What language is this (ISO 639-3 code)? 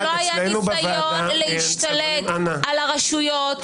heb